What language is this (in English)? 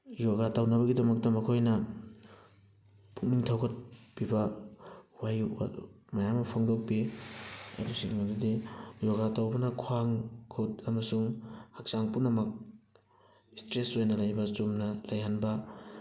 Manipuri